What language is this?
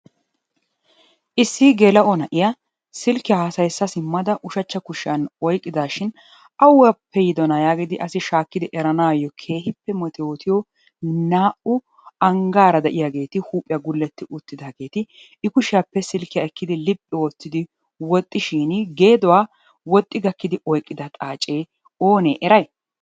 Wolaytta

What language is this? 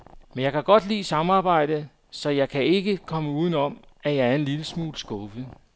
Danish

